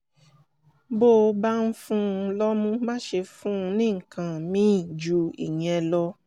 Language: Yoruba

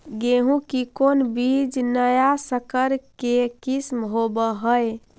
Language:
Magahi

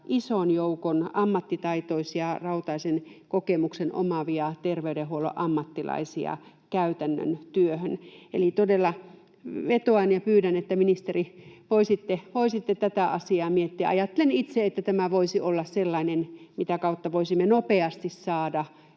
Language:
Finnish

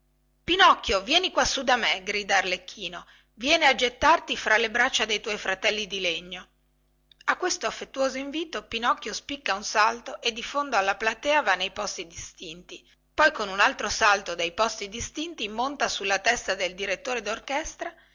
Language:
Italian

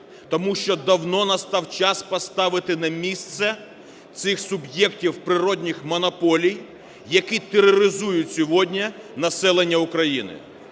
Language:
Ukrainian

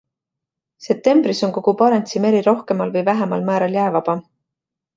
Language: Estonian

